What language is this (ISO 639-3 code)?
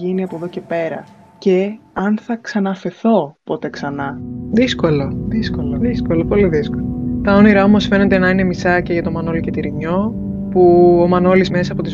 ell